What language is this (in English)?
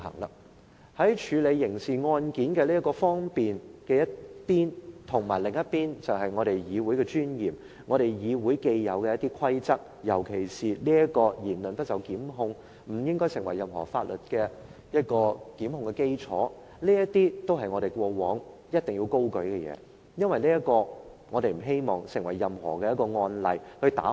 Cantonese